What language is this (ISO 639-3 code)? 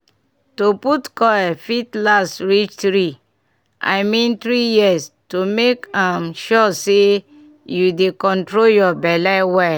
pcm